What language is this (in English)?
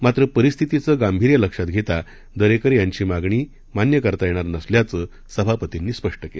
Marathi